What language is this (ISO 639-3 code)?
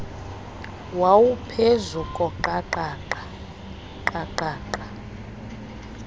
xho